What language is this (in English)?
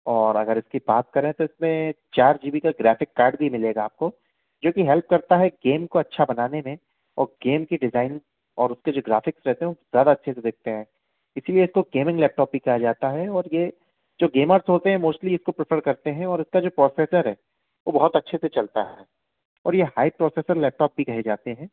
Hindi